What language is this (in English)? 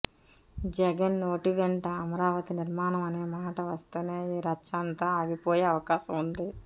Telugu